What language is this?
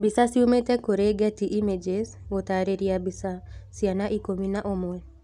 Kikuyu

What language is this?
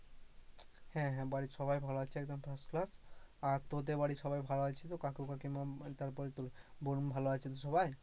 Bangla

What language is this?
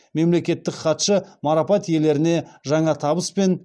Kazakh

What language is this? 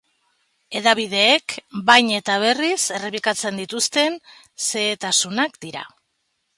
Basque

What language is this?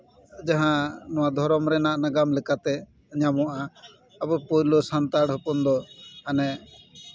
Santali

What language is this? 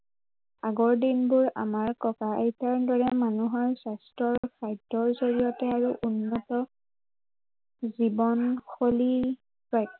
Assamese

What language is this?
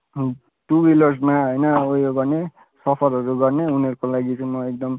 Nepali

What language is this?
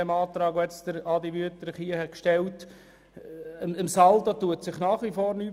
Swiss German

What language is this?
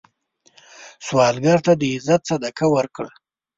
Pashto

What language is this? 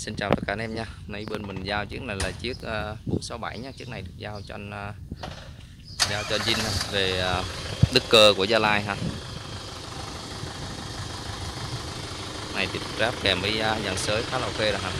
Vietnamese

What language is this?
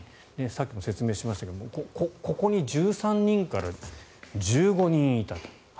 Japanese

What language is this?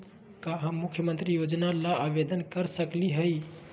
Magahi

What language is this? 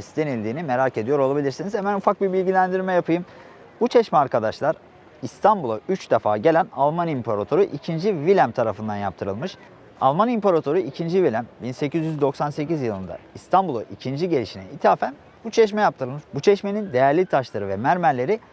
Turkish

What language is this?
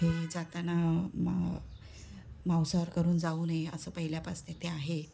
Marathi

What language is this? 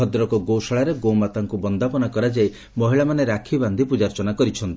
Odia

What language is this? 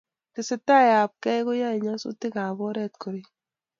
Kalenjin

